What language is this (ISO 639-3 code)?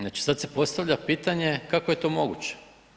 hrv